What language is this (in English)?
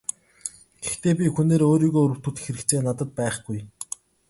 Mongolian